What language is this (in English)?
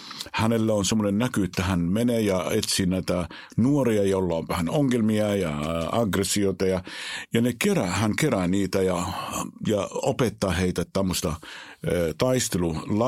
Finnish